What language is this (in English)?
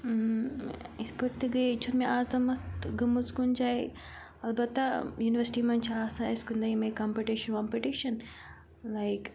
Kashmiri